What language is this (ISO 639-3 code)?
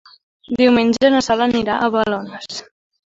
cat